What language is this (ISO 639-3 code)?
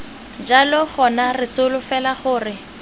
tsn